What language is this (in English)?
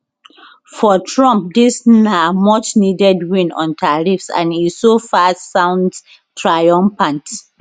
Nigerian Pidgin